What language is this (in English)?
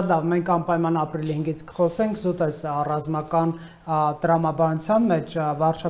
Romanian